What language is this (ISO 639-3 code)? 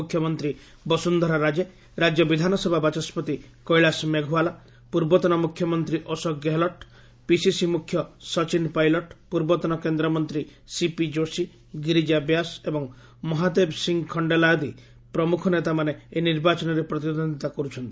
ori